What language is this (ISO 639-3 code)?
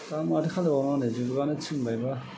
brx